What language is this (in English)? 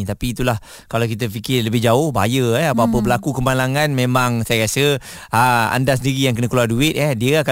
Malay